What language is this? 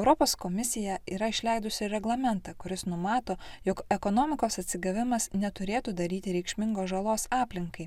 Lithuanian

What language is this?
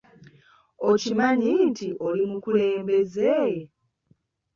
Ganda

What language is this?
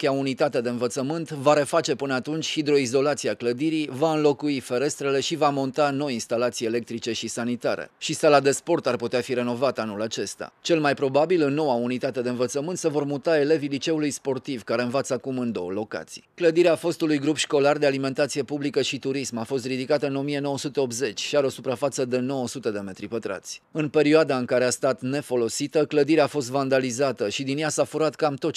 Romanian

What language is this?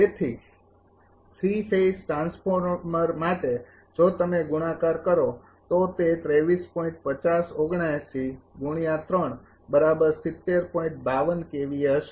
Gujarati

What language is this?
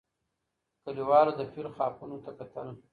Pashto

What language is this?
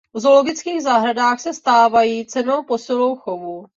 Czech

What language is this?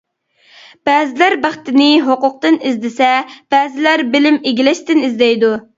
Uyghur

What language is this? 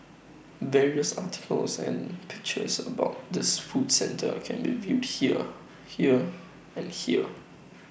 English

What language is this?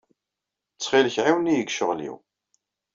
Kabyle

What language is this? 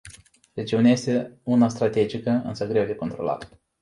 Romanian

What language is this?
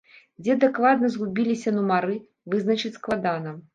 Belarusian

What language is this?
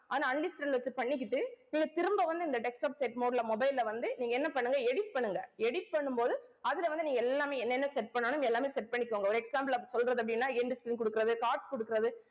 Tamil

